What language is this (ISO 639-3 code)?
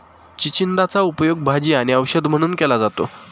mar